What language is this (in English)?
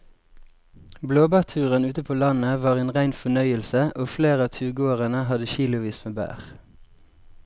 Norwegian